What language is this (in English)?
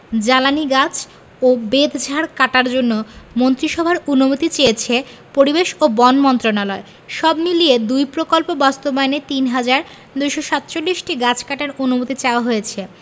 Bangla